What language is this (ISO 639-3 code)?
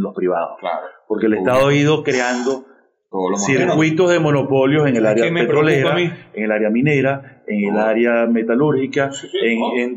spa